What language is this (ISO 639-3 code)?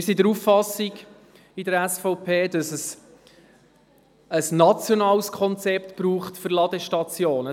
gsw